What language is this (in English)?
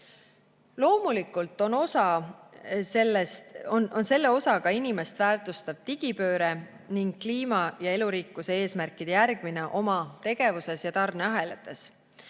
Estonian